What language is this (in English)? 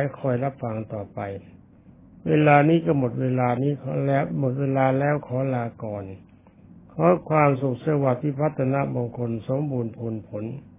Thai